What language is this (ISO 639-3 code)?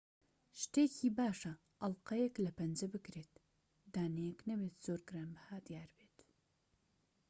ckb